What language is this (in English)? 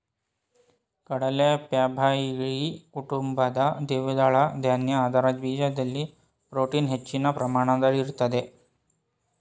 Kannada